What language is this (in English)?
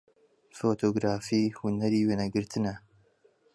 Central Kurdish